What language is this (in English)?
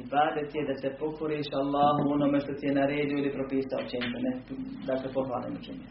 Croatian